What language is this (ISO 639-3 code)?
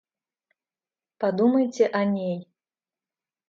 rus